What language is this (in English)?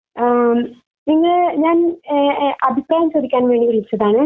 Malayalam